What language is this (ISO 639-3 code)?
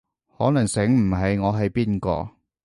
yue